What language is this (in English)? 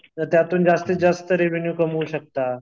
Marathi